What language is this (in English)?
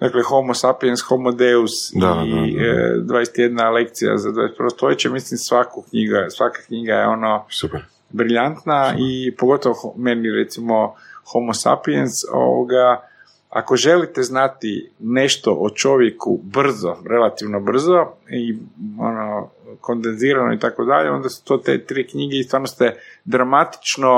Croatian